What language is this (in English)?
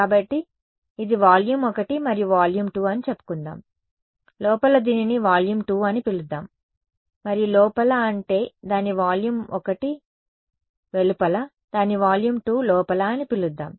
Telugu